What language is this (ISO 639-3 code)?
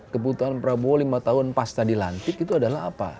ind